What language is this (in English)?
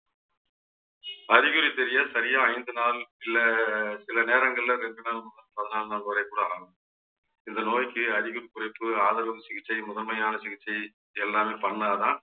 Tamil